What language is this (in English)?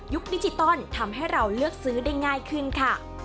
Thai